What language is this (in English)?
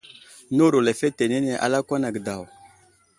Wuzlam